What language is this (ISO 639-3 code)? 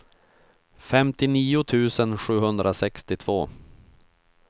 swe